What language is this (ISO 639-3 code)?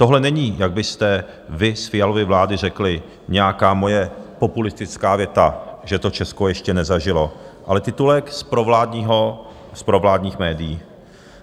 ces